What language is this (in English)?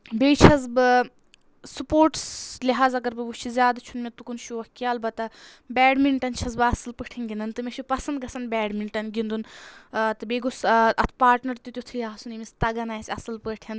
Kashmiri